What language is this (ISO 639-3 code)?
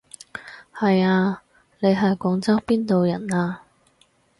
yue